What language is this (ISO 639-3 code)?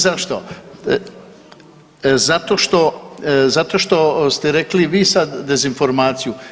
hrv